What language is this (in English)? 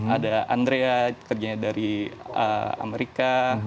Indonesian